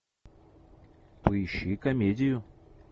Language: Russian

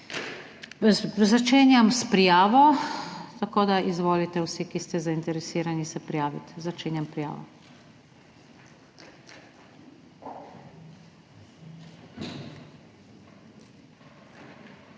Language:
Slovenian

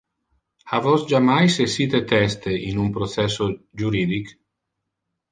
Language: Interlingua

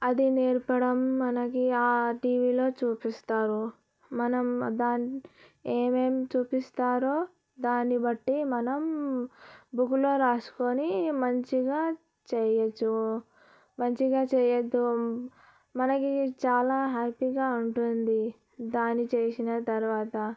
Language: Telugu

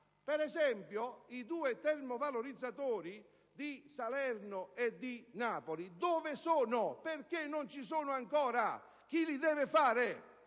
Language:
Italian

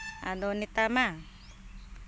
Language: Santali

